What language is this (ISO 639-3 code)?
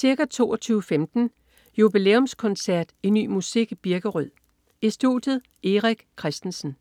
dan